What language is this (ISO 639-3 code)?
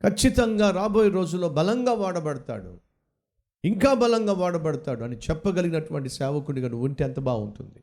tel